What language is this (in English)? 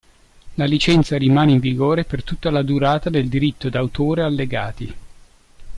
Italian